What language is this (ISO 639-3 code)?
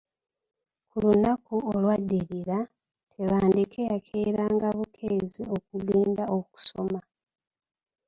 lug